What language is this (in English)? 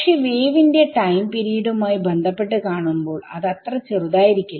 Malayalam